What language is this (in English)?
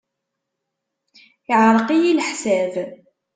Kabyle